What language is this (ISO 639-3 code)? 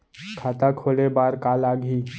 hne